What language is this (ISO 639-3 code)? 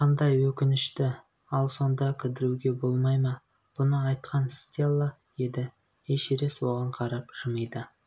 kaz